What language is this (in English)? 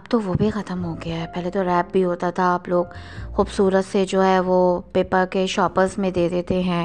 Urdu